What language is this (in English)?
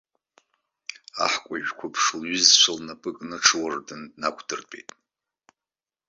Abkhazian